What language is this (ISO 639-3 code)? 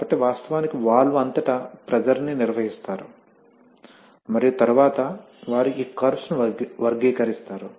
tel